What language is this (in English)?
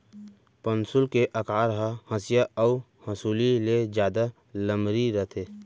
Chhattisgarhi